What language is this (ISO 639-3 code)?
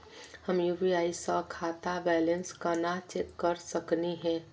mag